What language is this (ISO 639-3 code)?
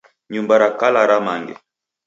dav